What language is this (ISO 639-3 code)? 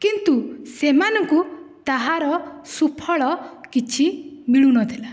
ori